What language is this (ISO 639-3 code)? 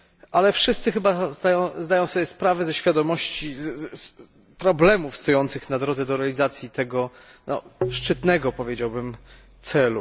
pol